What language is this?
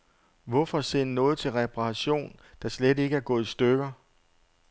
Danish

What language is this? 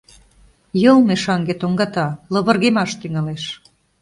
Mari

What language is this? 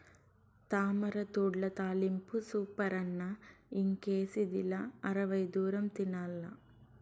Telugu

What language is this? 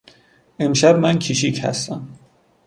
Persian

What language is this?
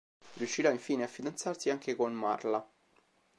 Italian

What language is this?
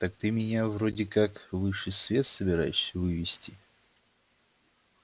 Russian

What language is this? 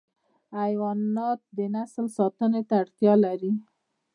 Pashto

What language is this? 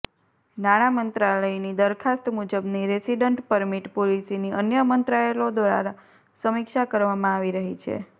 Gujarati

